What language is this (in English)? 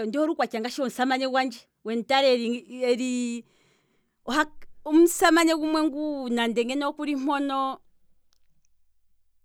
Kwambi